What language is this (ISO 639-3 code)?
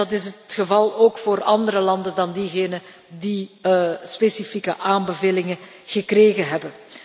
nld